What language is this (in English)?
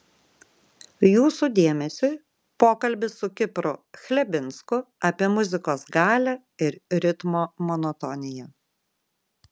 Lithuanian